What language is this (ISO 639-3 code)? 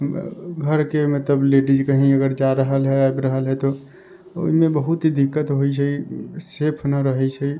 mai